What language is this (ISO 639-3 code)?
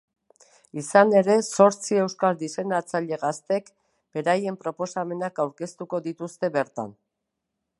eus